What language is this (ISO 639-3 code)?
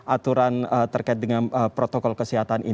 ind